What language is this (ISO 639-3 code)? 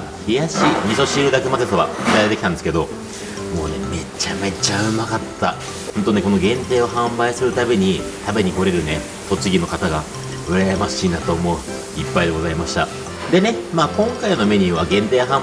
jpn